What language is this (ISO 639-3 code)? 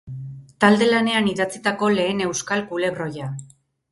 eus